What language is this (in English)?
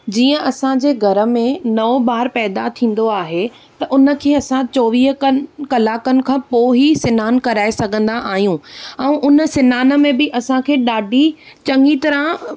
Sindhi